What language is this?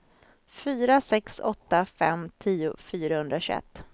Swedish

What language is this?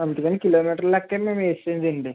Telugu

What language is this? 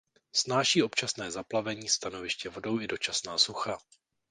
Czech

